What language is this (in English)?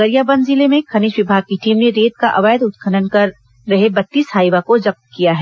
Hindi